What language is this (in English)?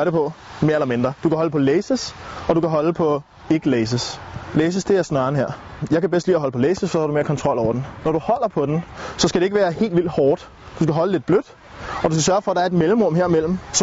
Danish